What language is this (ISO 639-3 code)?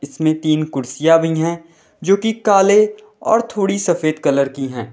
hin